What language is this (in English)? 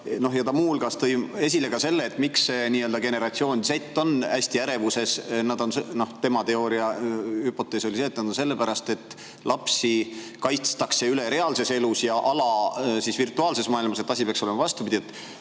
Estonian